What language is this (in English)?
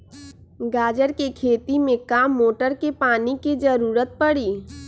Magahi